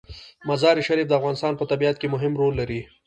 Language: Pashto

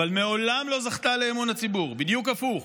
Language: Hebrew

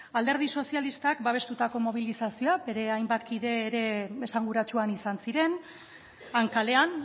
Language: Basque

